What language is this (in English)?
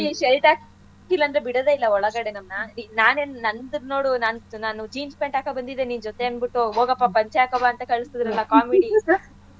Kannada